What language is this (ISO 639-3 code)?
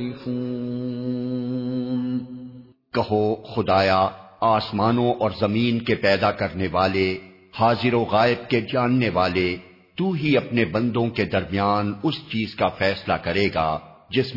urd